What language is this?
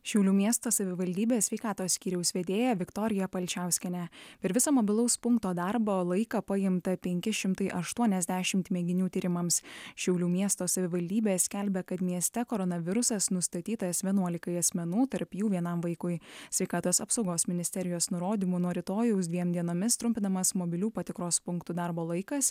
Lithuanian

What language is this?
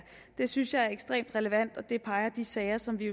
Danish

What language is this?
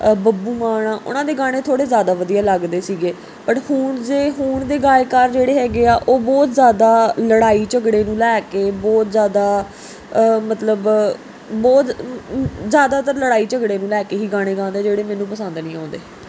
Punjabi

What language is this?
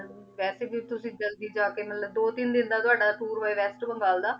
Punjabi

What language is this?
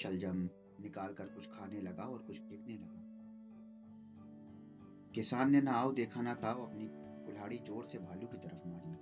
Hindi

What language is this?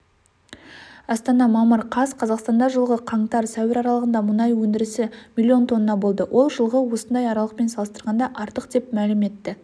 Kazakh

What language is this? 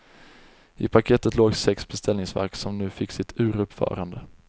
Swedish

